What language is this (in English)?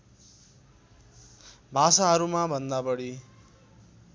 Nepali